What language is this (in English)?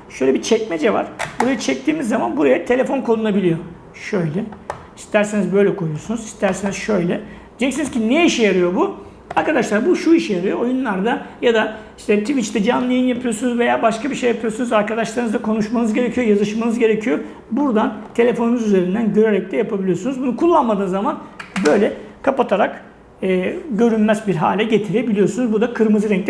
Turkish